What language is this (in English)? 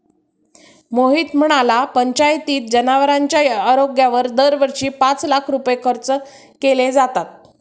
Marathi